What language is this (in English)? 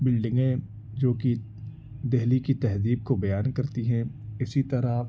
Urdu